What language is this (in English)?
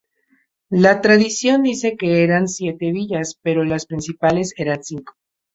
Spanish